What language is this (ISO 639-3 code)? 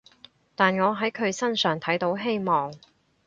yue